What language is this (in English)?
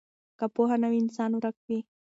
Pashto